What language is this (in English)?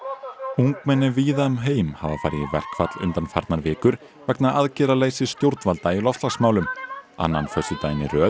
Icelandic